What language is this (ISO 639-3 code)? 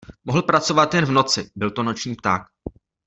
ces